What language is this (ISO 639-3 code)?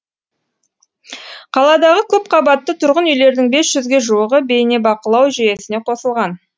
kaz